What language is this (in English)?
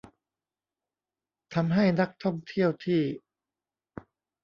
Thai